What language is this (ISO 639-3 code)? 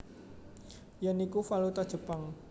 jav